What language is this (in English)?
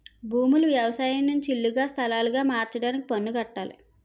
Telugu